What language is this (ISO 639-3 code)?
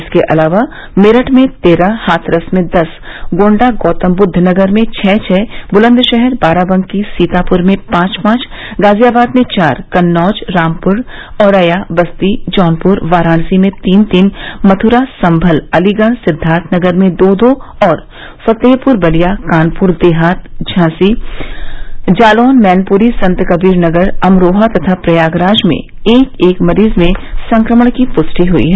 hin